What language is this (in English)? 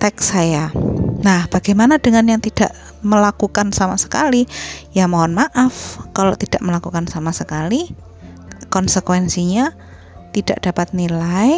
Indonesian